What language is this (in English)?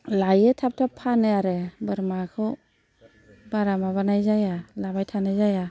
Bodo